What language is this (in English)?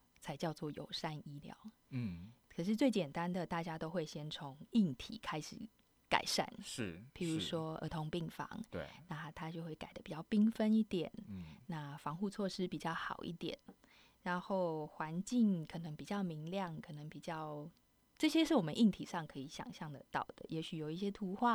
Chinese